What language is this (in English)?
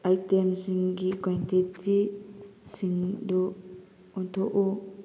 Manipuri